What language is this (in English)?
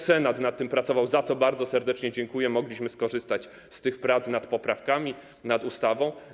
Polish